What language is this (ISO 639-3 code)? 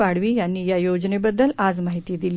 mar